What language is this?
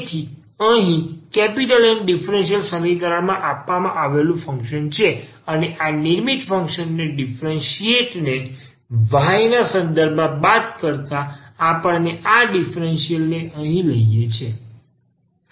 Gujarati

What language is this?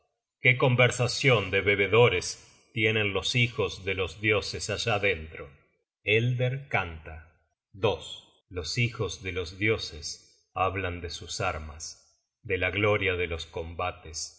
Spanish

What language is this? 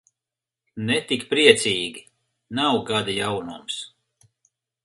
Latvian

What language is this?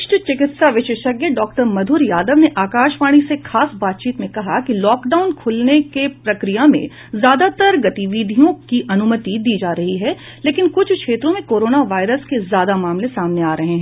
Hindi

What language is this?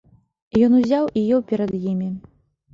Belarusian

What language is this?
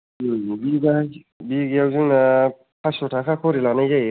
Bodo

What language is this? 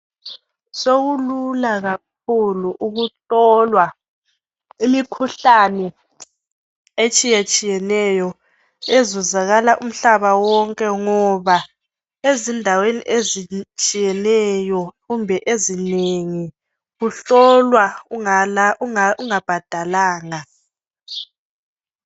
North Ndebele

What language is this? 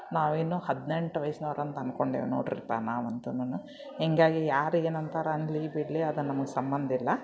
Kannada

